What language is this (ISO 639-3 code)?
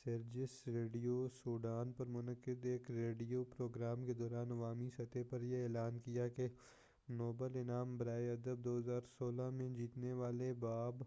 urd